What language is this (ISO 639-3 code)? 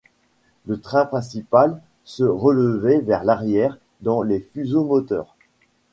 fra